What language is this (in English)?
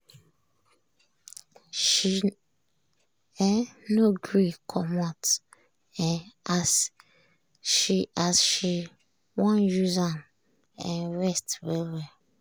Nigerian Pidgin